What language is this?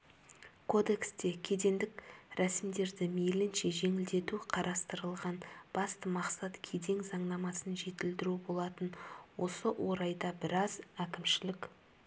Kazakh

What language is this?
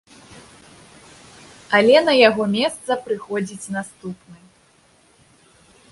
Belarusian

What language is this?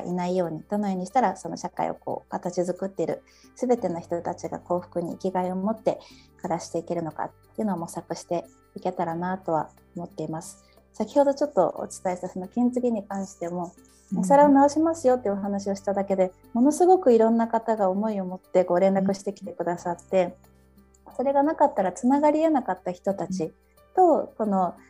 Japanese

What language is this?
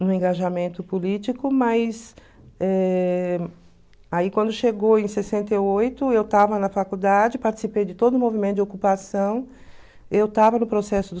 Portuguese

